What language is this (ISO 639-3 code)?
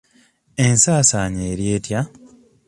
lug